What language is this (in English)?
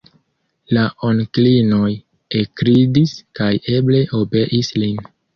Esperanto